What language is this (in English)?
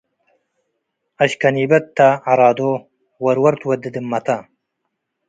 Tigre